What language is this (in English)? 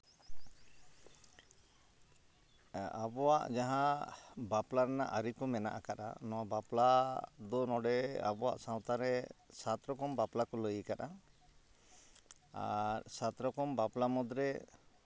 Santali